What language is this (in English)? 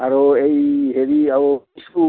Assamese